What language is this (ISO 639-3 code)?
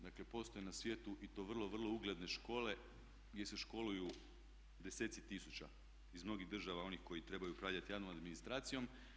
hrv